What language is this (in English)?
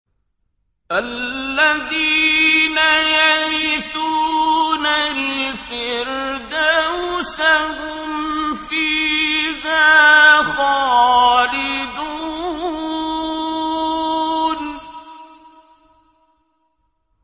Arabic